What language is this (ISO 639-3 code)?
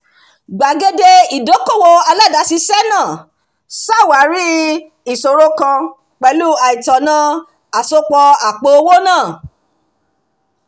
yor